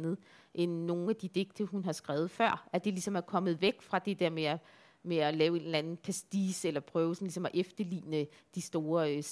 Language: Danish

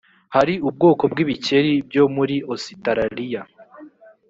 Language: Kinyarwanda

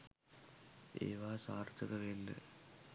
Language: Sinhala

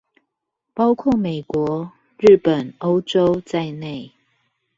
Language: Chinese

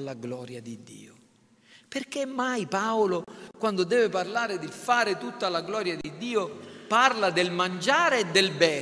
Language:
Italian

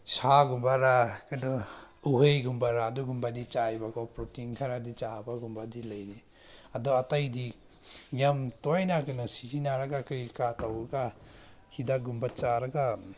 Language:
Manipuri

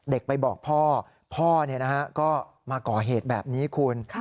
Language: Thai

